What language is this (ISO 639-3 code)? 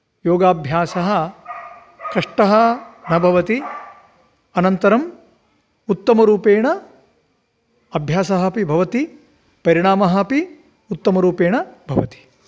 san